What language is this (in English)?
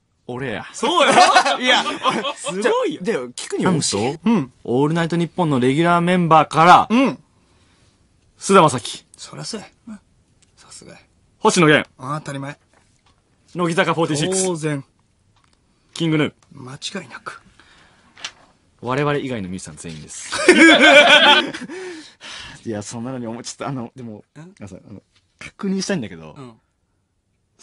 Japanese